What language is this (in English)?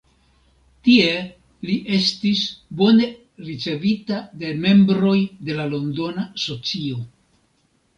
Esperanto